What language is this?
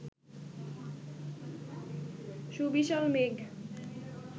Bangla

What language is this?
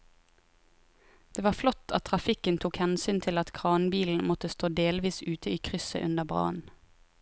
Norwegian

